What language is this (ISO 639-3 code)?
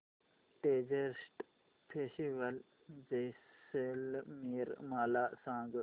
mar